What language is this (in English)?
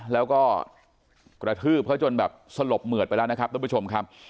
Thai